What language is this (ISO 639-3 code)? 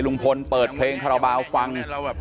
tha